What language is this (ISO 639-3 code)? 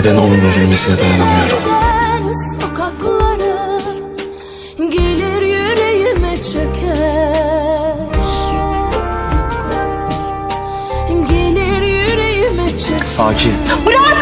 tur